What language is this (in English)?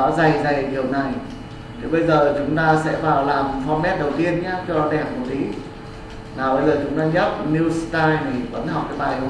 Vietnamese